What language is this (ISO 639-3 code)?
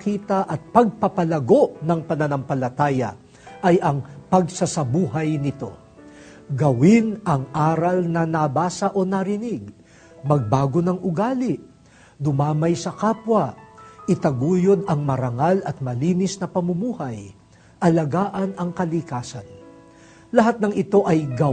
fil